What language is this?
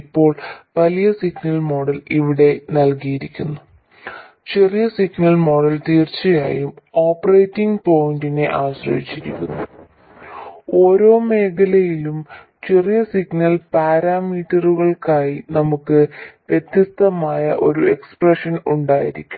Malayalam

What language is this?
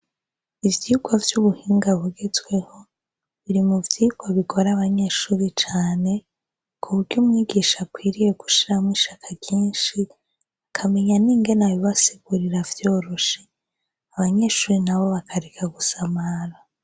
Rundi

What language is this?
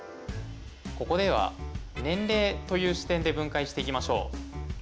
Japanese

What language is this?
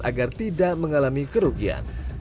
Indonesian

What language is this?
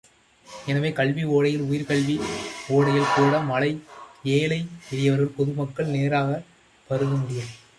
Tamil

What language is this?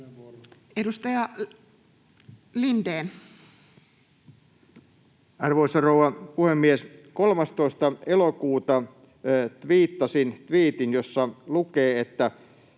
Finnish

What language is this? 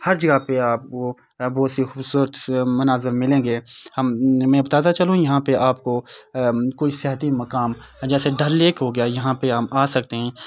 Urdu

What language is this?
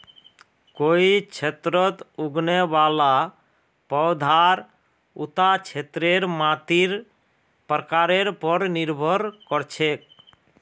Magahi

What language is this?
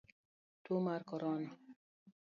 Luo (Kenya and Tanzania)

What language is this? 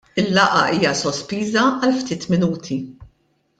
Maltese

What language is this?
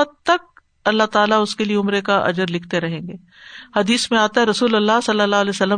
Urdu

